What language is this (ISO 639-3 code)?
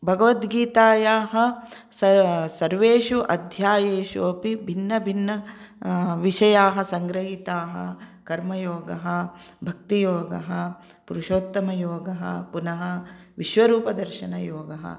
san